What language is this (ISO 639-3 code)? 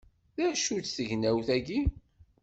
kab